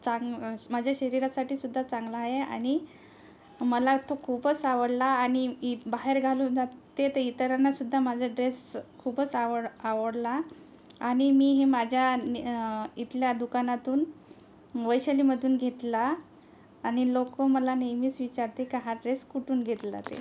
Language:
Marathi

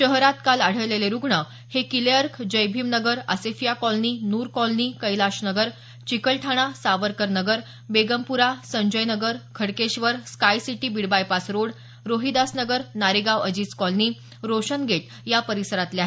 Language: Marathi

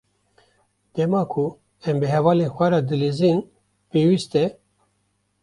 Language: Kurdish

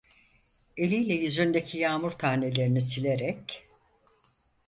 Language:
Turkish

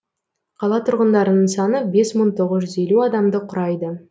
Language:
Kazakh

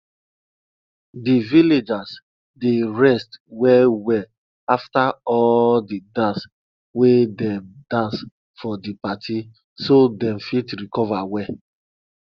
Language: Nigerian Pidgin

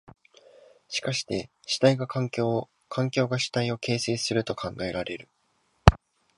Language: Japanese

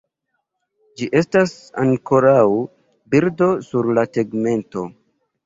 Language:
Esperanto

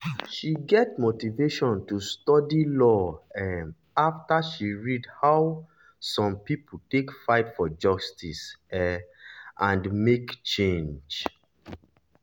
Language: Nigerian Pidgin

